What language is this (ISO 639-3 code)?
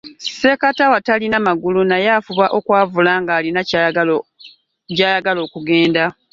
lug